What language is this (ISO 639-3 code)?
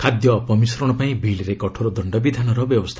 ori